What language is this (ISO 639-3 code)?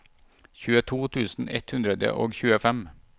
nor